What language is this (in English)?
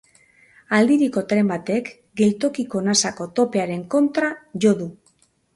Basque